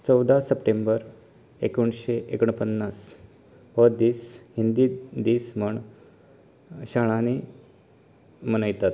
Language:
Konkani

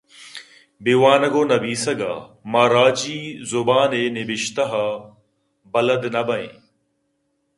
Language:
Eastern Balochi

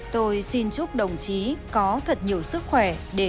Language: Vietnamese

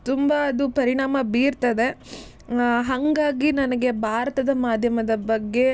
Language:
Kannada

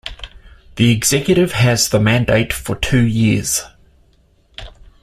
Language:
English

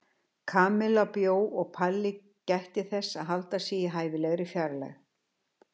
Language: Icelandic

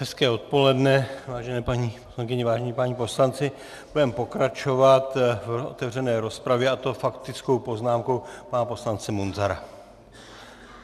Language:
Czech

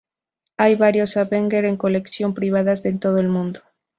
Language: Spanish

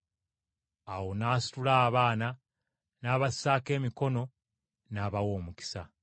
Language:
Ganda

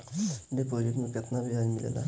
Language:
Bhojpuri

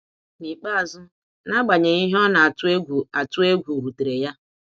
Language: Igbo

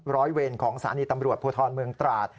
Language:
Thai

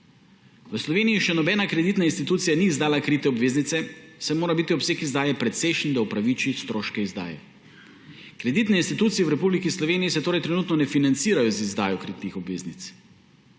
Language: Slovenian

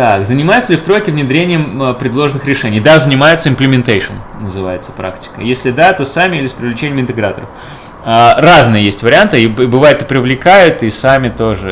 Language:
Russian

